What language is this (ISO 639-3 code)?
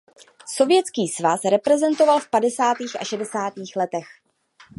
ces